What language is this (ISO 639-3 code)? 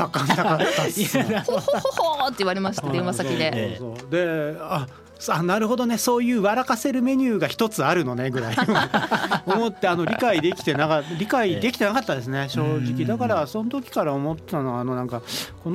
jpn